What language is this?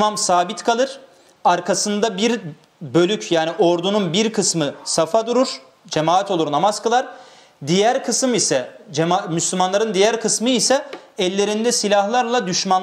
Turkish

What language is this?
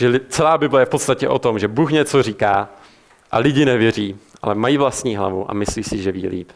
Czech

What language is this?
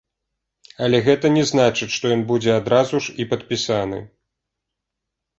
Belarusian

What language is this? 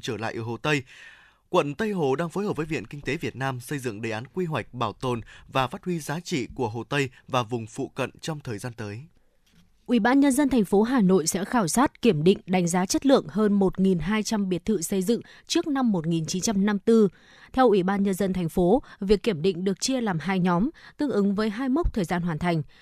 Vietnamese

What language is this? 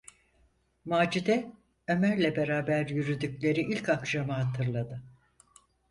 Turkish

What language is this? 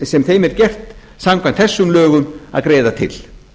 Icelandic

